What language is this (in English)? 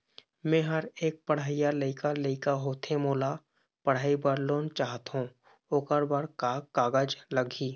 Chhattisgarhi